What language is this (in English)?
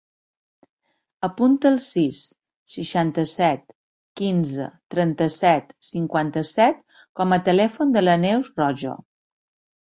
Catalan